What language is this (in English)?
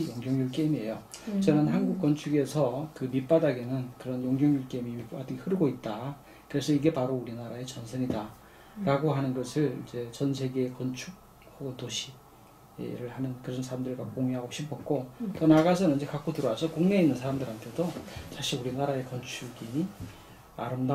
Korean